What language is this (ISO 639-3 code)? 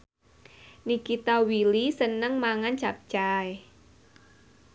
jav